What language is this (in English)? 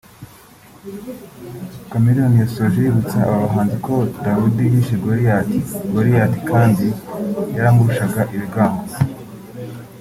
Kinyarwanda